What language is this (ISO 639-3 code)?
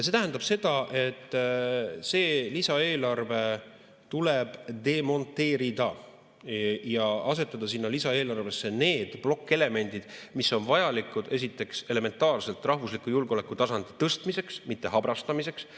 est